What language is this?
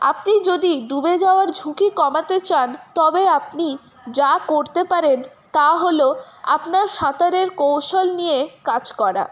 Bangla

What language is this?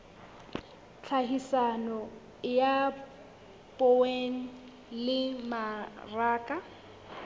Southern Sotho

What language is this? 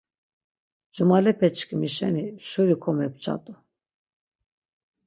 Laz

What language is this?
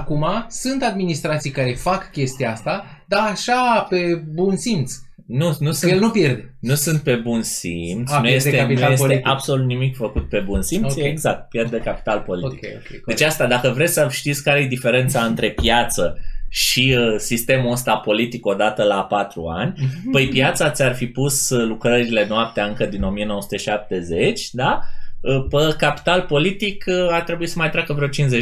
Romanian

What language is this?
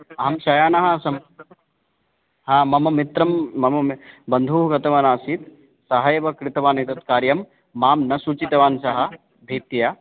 Sanskrit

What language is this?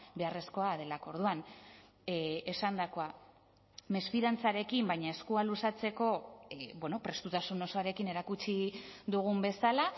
Basque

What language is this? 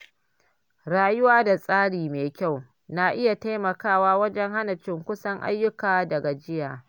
Hausa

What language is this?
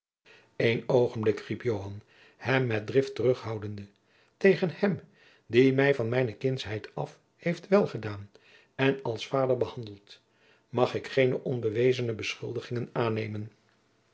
Dutch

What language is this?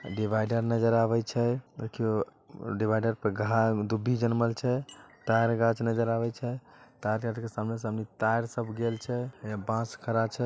Magahi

